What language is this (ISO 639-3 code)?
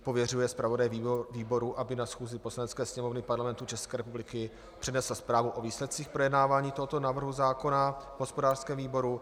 ces